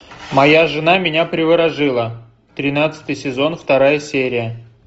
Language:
Russian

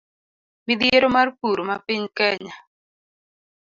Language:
Luo (Kenya and Tanzania)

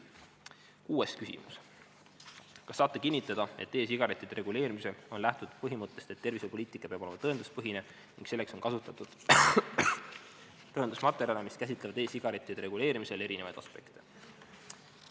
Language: Estonian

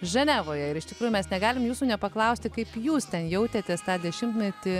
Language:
Lithuanian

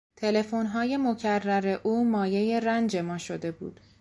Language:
Persian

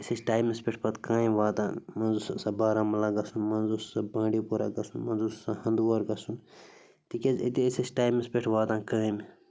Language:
Kashmiri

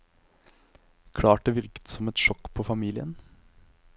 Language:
Norwegian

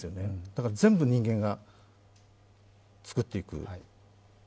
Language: Japanese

